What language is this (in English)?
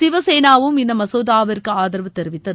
Tamil